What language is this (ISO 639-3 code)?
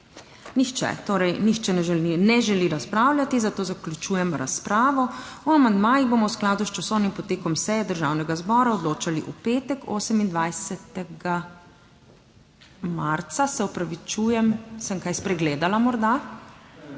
slv